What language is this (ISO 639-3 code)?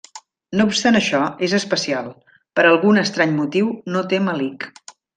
cat